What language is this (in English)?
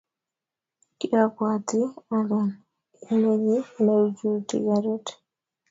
Kalenjin